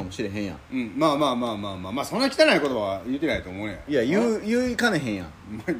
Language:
Japanese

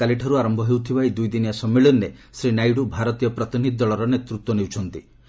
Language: Odia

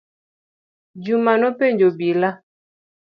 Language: Luo (Kenya and Tanzania)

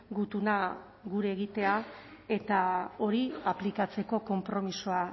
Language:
Basque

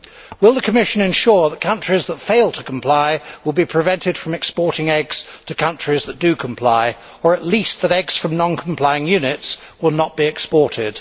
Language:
English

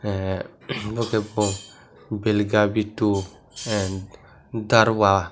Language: Kok Borok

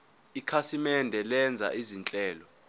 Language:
Zulu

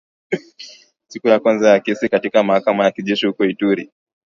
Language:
Swahili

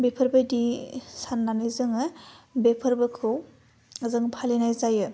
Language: Bodo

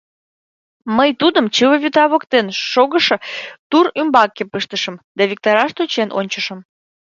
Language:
Mari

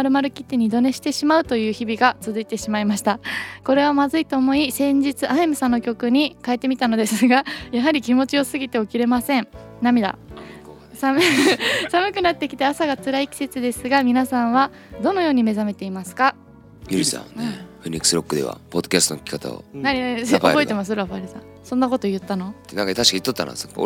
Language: Japanese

